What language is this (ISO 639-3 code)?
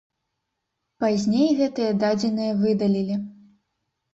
bel